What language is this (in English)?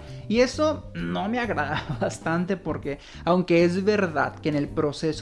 Spanish